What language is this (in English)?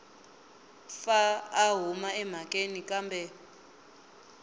Tsonga